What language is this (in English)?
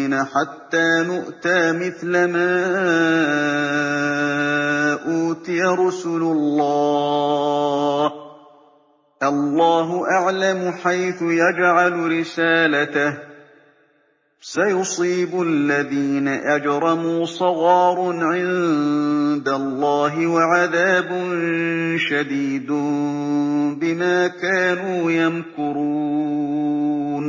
Arabic